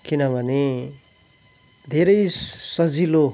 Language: Nepali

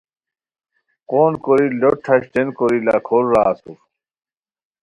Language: Khowar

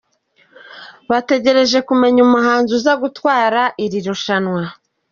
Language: Kinyarwanda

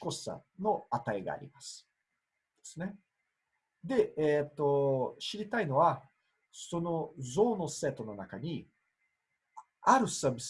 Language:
Japanese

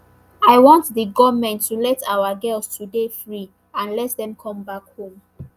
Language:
Nigerian Pidgin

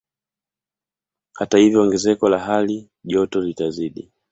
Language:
Swahili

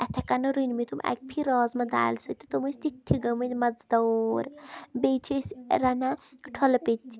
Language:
Kashmiri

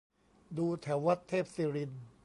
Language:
Thai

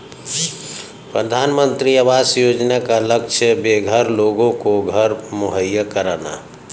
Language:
Hindi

